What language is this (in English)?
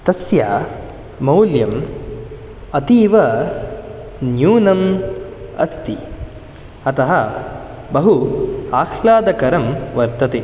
Sanskrit